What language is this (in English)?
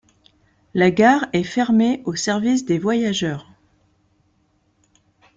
French